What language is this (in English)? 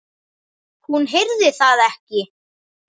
Icelandic